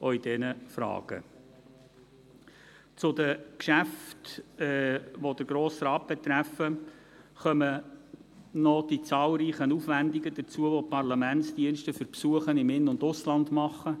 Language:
Swiss German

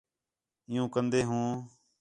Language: Khetrani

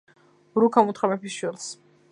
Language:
Georgian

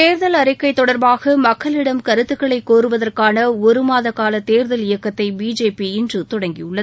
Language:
Tamil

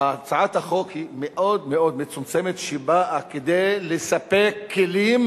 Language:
Hebrew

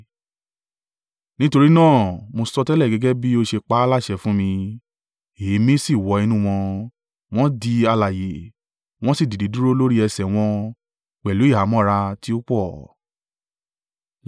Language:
Yoruba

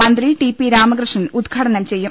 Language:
Malayalam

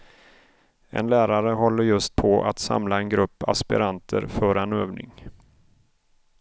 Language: Swedish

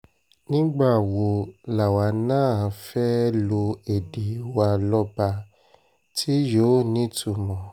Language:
Yoruba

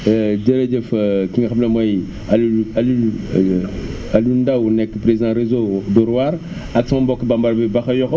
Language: Wolof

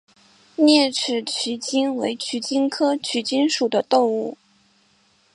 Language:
Chinese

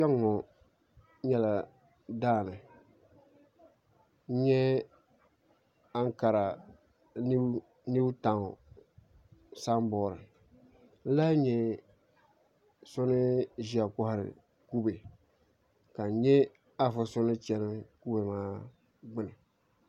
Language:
Dagbani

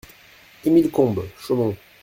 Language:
French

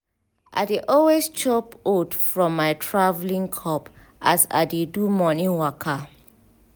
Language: Nigerian Pidgin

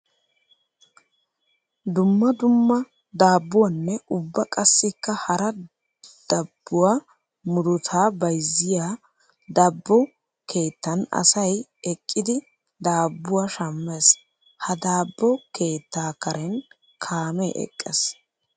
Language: Wolaytta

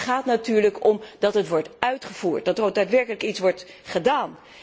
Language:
Dutch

